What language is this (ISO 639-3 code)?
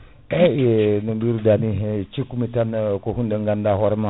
ful